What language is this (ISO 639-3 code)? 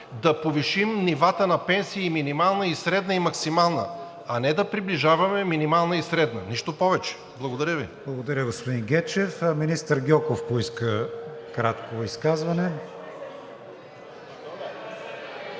bul